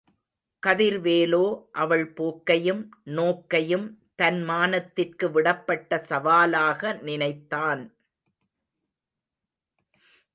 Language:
Tamil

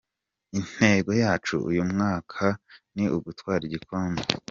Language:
Kinyarwanda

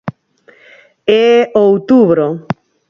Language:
Galician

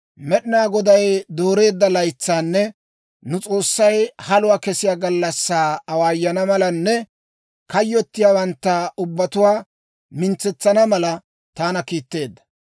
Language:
Dawro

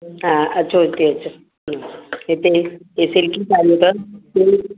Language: Sindhi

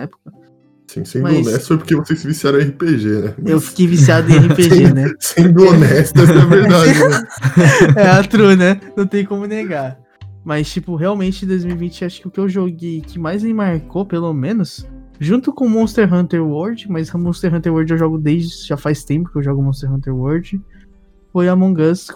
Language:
Portuguese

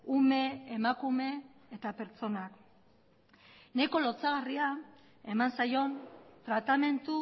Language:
Basque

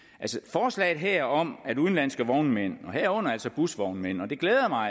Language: Danish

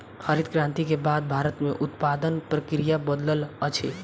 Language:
Maithili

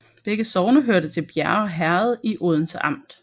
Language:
Danish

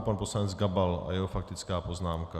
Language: Czech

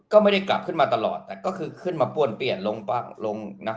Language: Thai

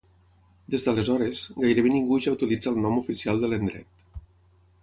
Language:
Catalan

